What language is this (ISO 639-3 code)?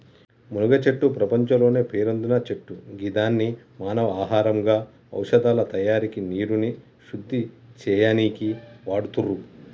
tel